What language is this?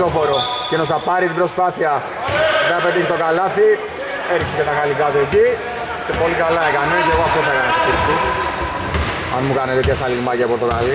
Greek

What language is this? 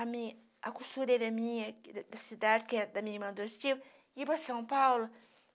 Portuguese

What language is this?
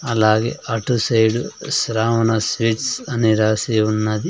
Telugu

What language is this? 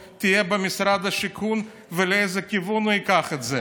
Hebrew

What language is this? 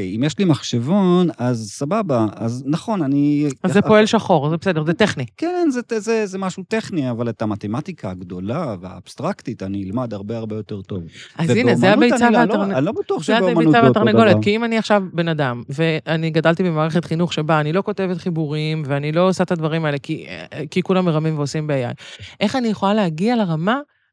Hebrew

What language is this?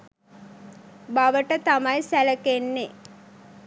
Sinhala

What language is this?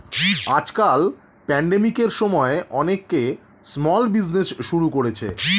Bangla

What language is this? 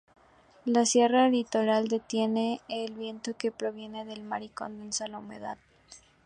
Spanish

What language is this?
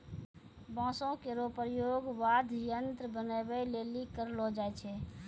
Maithili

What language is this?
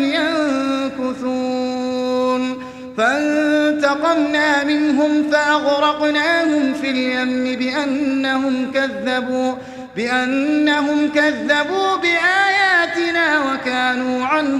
Arabic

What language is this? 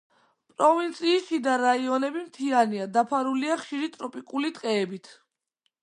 Georgian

